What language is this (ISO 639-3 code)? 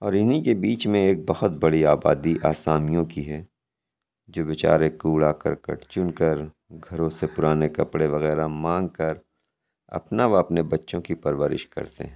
urd